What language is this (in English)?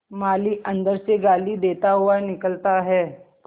Hindi